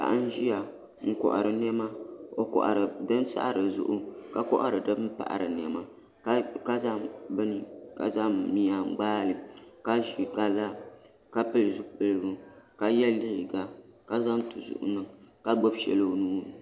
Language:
Dagbani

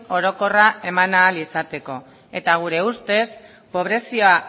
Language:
Basque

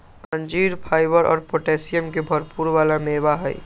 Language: Magahi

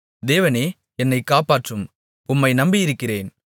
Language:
Tamil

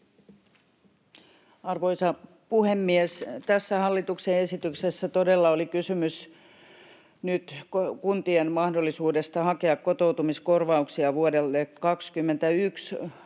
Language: Finnish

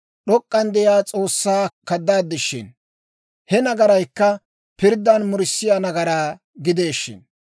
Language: Dawro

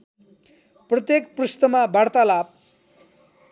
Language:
Nepali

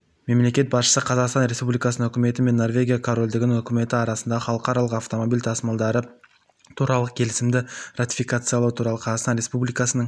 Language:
Kazakh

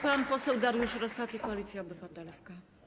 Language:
Polish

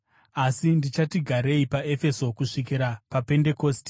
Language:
Shona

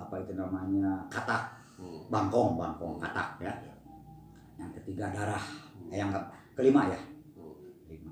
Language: Indonesian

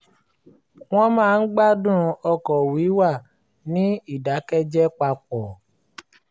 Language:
Yoruba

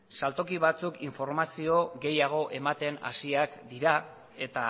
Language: Basque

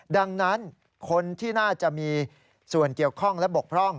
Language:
Thai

